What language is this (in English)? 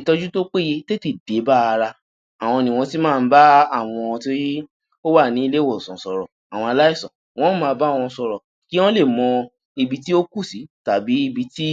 Yoruba